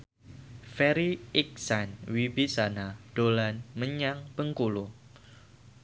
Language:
Javanese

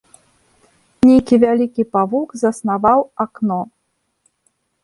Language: Belarusian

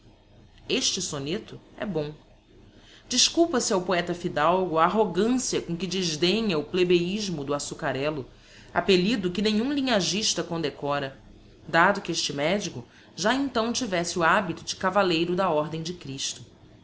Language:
Portuguese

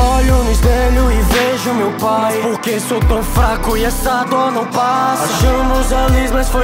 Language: Portuguese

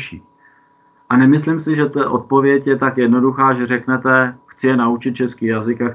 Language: Czech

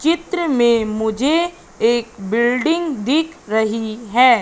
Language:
Hindi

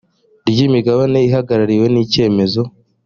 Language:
Kinyarwanda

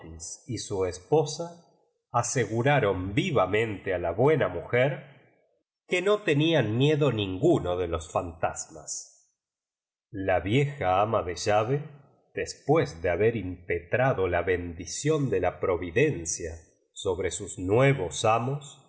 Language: Spanish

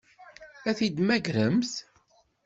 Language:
Kabyle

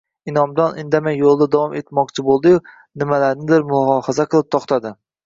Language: Uzbek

